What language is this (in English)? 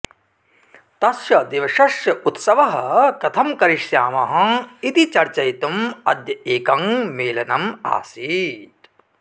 Sanskrit